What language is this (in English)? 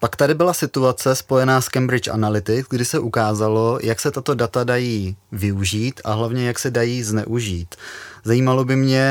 Czech